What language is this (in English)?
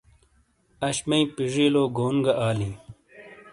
Shina